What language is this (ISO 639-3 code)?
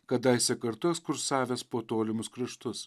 lit